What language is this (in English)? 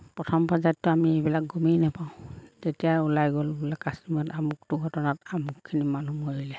Assamese